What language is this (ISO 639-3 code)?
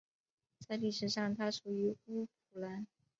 zho